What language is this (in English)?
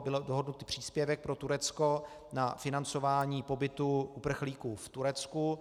Czech